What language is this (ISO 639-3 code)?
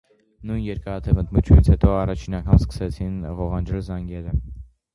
hye